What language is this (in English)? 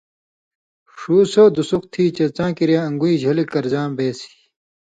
Indus Kohistani